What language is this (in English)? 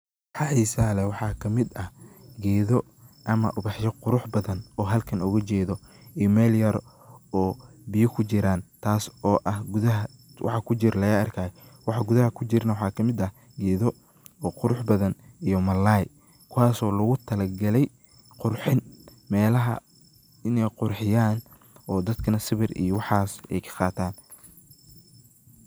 Somali